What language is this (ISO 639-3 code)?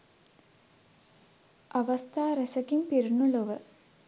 sin